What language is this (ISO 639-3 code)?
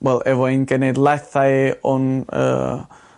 cym